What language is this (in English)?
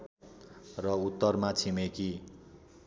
Nepali